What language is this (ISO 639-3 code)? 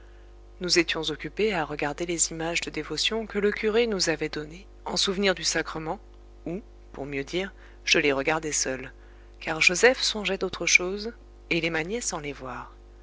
fra